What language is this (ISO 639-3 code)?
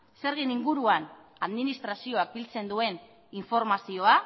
eus